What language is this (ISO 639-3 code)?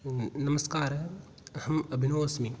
san